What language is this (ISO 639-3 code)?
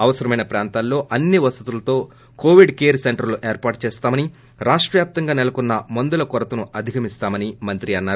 tel